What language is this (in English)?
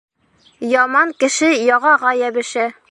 Bashkir